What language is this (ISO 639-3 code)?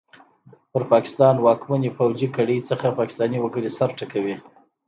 pus